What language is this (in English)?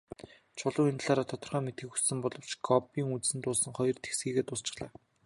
Mongolian